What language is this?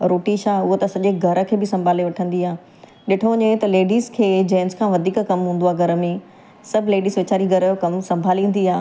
Sindhi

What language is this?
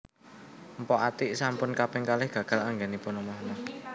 Javanese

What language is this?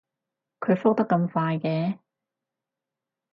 Cantonese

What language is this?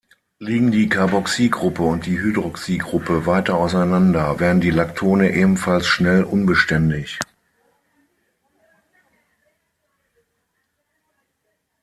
German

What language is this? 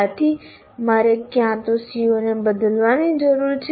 Gujarati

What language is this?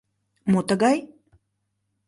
Mari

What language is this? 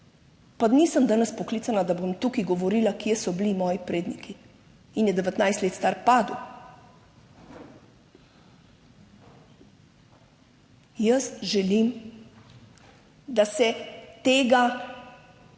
Slovenian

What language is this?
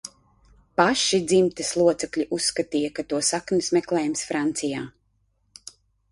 Latvian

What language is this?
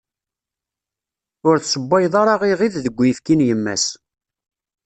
Kabyle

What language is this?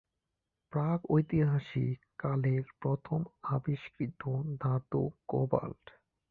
Bangla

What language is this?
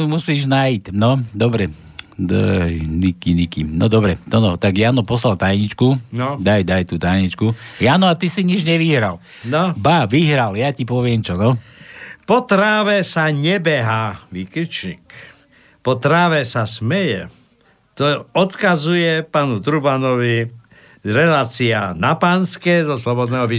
Slovak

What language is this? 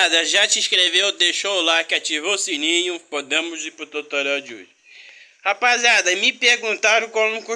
Portuguese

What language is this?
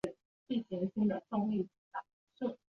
Chinese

